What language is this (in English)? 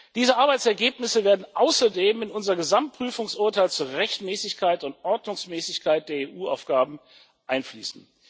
German